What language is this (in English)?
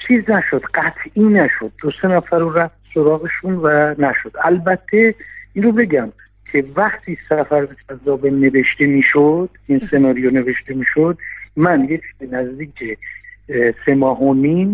Persian